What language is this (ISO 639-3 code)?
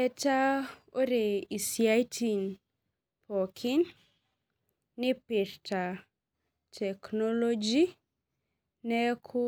mas